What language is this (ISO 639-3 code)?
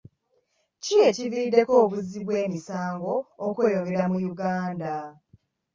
lug